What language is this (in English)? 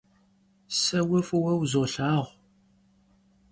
Kabardian